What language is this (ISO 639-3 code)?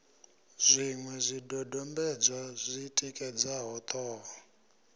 ven